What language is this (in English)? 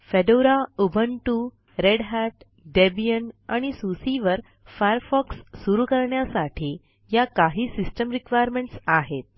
Marathi